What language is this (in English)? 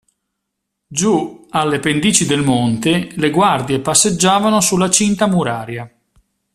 Italian